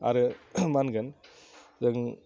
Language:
Bodo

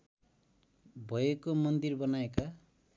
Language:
Nepali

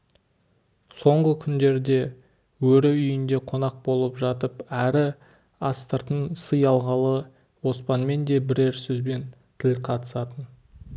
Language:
Kazakh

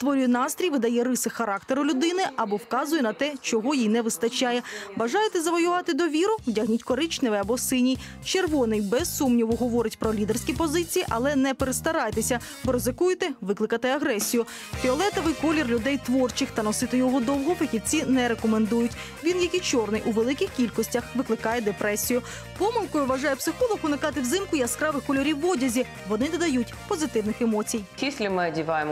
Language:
Russian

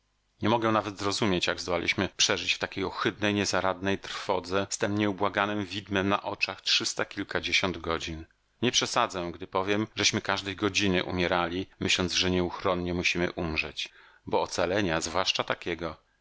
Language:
Polish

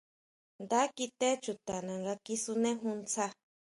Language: Huautla Mazatec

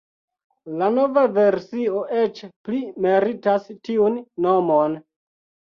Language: Esperanto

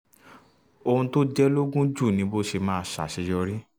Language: Yoruba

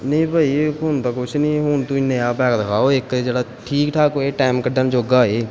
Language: Punjabi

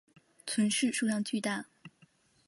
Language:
Chinese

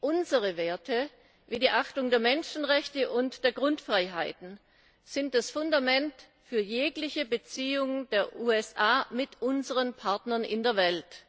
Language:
German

